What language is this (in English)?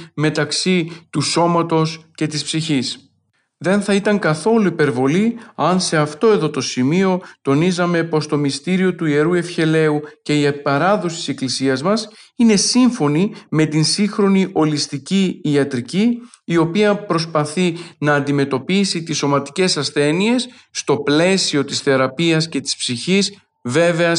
Greek